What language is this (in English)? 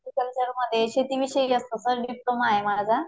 Marathi